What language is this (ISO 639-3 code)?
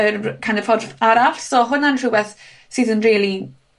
cym